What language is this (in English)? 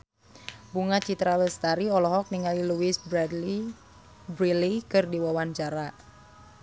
Sundanese